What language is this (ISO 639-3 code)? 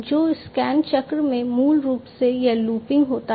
hin